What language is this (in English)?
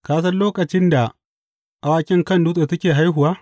Hausa